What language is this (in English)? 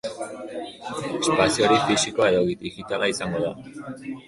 Basque